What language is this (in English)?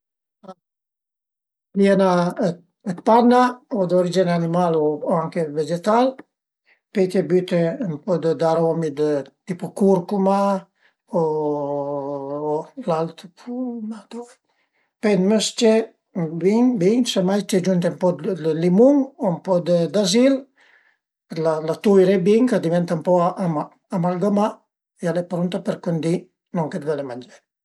Piedmontese